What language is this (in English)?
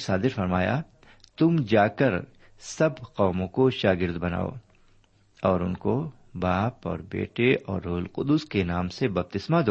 Urdu